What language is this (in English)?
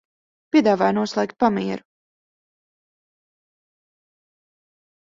Latvian